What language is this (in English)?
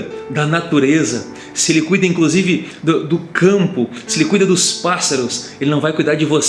Portuguese